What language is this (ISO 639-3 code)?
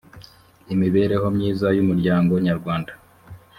kin